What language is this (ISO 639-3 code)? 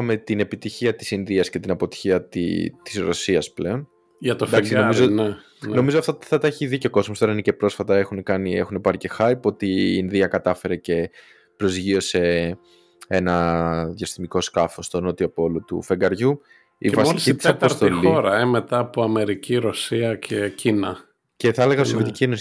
ell